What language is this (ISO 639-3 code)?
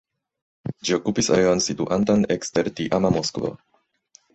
epo